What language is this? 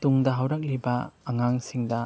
Manipuri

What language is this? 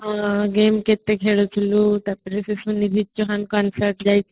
Odia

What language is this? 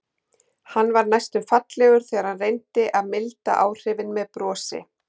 Icelandic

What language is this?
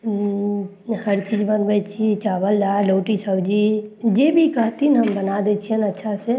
Maithili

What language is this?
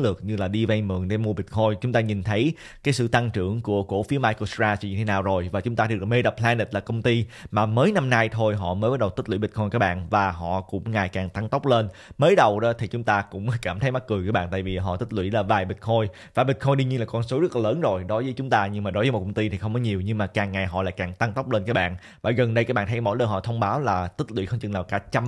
Vietnamese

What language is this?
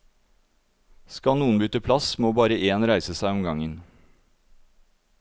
Norwegian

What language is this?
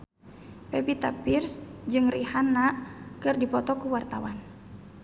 Sundanese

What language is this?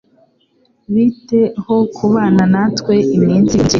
Kinyarwanda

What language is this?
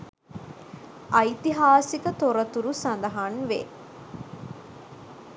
Sinhala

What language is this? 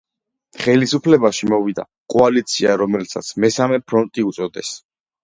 Georgian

